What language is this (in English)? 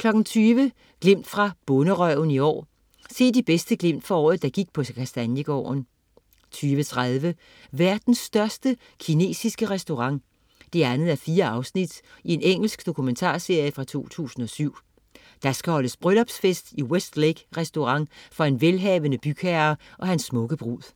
Danish